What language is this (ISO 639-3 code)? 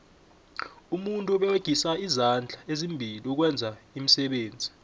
nbl